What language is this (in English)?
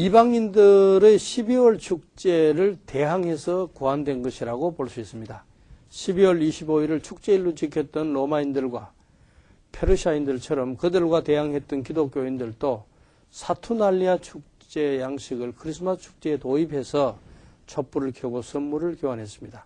Korean